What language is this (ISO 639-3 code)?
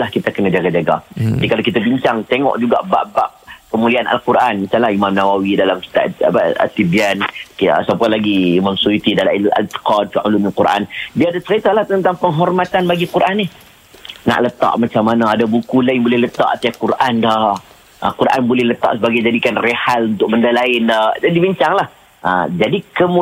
msa